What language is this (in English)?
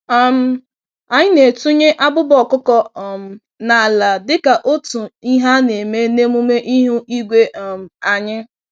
Igbo